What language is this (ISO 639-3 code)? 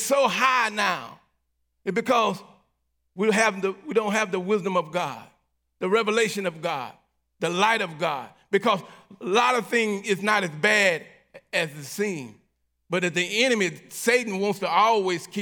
eng